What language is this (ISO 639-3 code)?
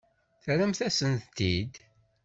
kab